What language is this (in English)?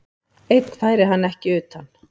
Icelandic